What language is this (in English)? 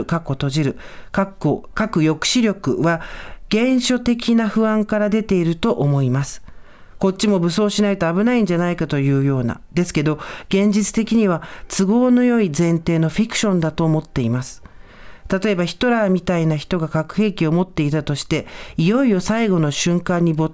Japanese